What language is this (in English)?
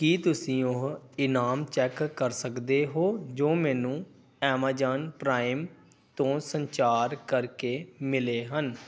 Punjabi